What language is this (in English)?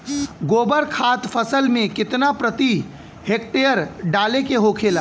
Bhojpuri